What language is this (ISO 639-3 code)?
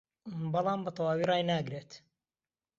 ckb